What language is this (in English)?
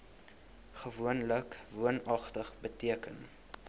Afrikaans